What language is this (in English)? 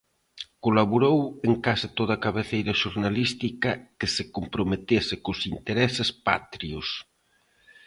Galician